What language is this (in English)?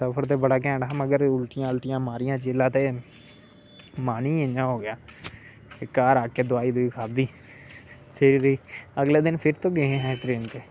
Dogri